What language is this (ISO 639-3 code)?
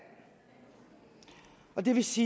dan